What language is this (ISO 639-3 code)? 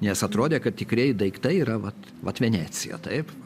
lit